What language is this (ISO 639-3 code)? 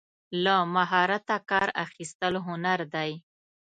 pus